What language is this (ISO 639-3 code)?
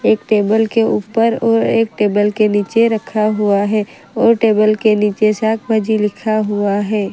hin